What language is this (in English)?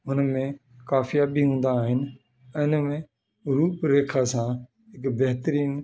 Sindhi